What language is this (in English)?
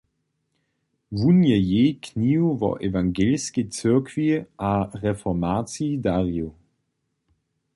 Upper Sorbian